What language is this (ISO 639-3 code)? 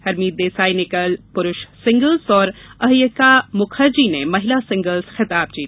hin